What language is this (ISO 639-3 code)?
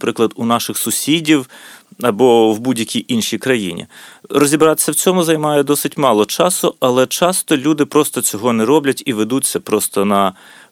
ukr